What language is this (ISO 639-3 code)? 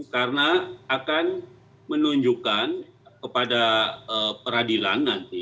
ind